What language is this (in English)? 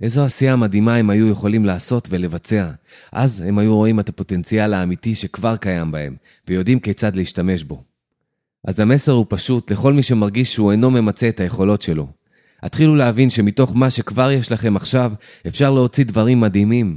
Hebrew